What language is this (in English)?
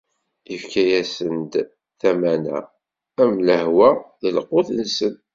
Kabyle